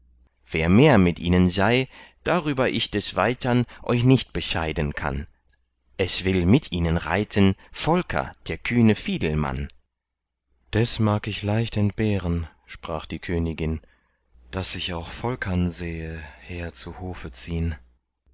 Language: German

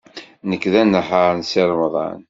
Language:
Kabyle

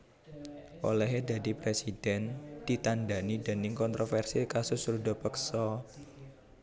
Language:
Javanese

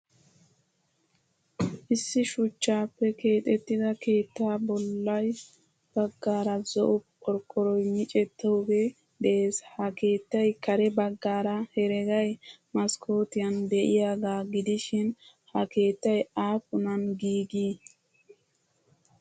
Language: Wolaytta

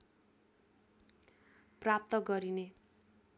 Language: Nepali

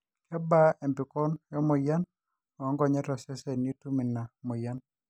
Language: Masai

